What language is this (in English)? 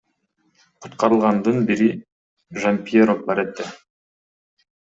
Kyrgyz